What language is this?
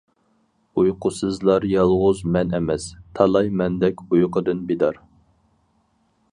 Uyghur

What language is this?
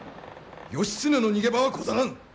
Japanese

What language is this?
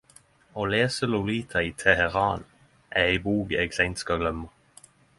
Norwegian Nynorsk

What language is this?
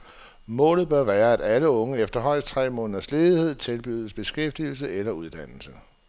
Danish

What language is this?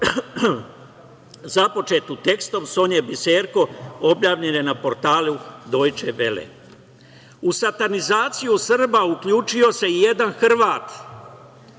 Serbian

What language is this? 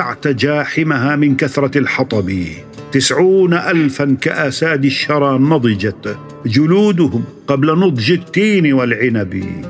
Arabic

